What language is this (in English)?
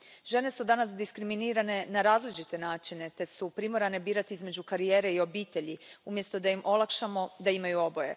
Croatian